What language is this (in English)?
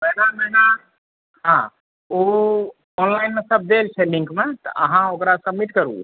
Maithili